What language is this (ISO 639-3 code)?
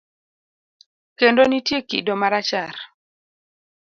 luo